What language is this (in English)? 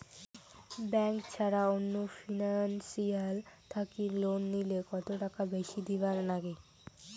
Bangla